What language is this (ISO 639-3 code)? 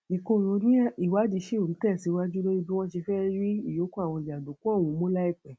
yor